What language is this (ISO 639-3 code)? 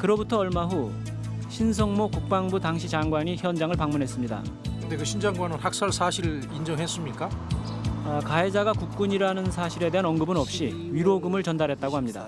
kor